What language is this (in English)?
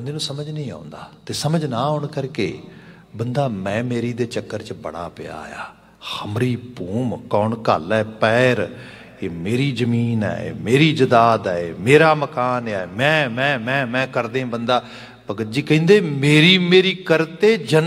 Hindi